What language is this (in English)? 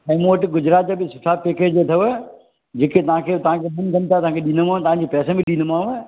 Sindhi